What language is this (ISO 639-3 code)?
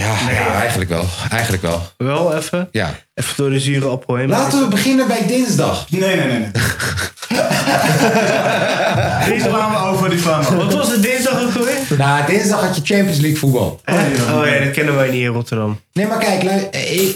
nld